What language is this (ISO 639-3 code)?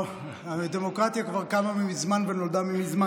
heb